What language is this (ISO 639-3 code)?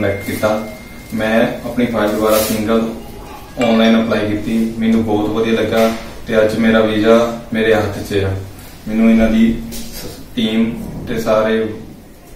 nld